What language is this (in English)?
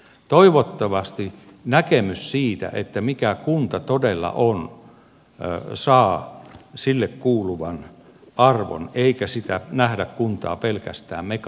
Finnish